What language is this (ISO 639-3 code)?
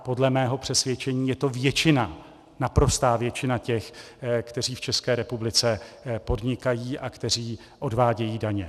ces